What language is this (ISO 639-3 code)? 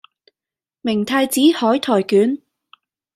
yue